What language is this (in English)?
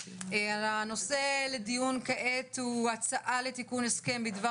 Hebrew